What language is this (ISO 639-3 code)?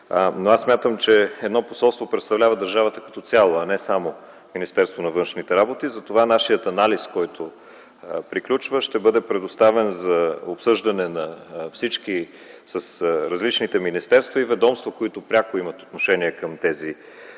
bul